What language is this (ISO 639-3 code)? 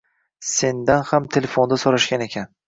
uzb